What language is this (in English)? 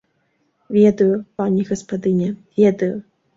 Belarusian